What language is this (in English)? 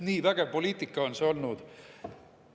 Estonian